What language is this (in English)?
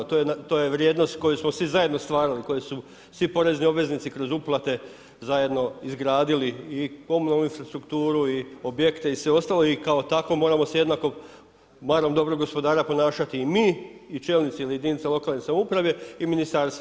Croatian